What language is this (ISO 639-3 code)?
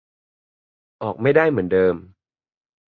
tha